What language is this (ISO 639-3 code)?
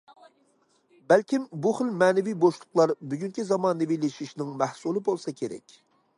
uig